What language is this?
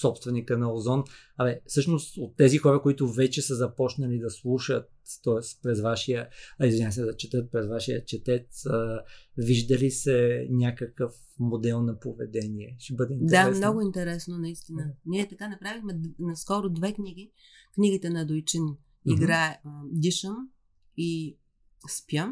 Bulgarian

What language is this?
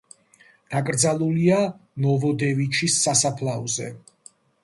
Georgian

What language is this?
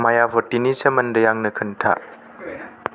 Bodo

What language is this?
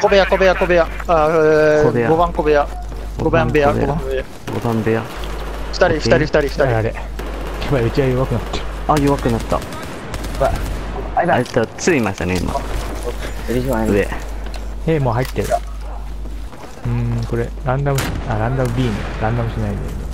Japanese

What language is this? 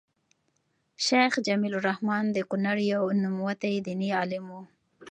Pashto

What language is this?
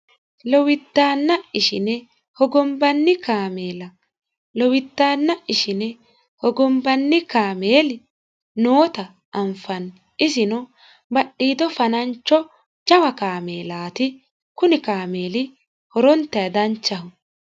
Sidamo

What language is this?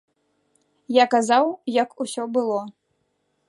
Belarusian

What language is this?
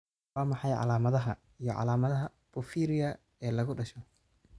Somali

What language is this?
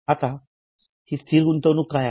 Marathi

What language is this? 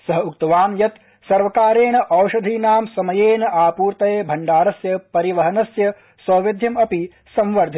Sanskrit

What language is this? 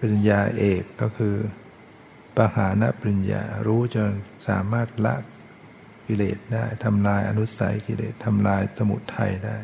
Thai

